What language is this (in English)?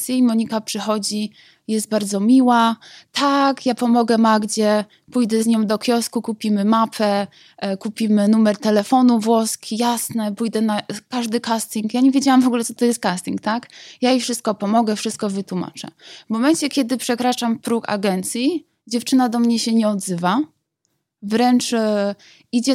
Polish